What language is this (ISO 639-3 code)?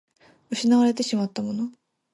jpn